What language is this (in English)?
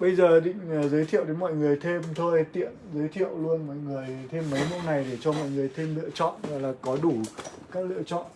Vietnamese